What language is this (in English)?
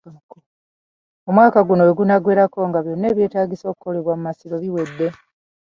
Ganda